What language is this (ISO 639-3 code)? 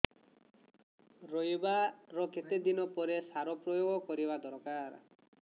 ori